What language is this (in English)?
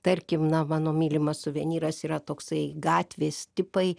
Lithuanian